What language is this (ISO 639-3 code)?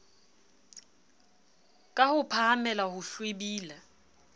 sot